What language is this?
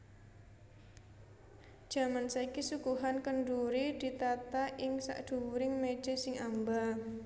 Javanese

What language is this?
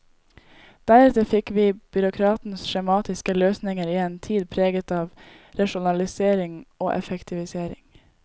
Norwegian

